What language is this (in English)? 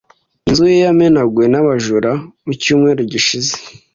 Kinyarwanda